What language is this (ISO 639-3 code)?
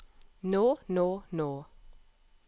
nor